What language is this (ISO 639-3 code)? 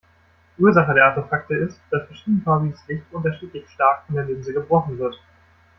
deu